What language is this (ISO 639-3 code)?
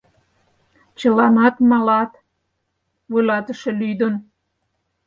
chm